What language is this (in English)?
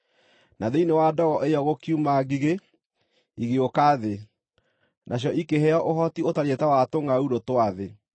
Kikuyu